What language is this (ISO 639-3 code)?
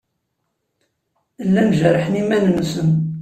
kab